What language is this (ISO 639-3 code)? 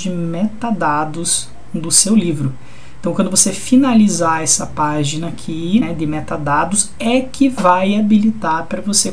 por